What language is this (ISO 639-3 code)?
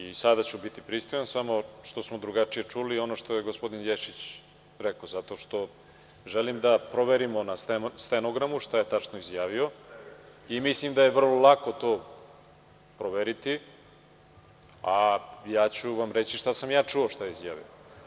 srp